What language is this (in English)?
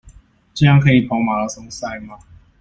Chinese